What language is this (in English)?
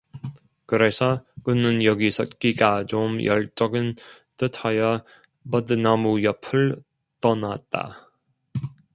Korean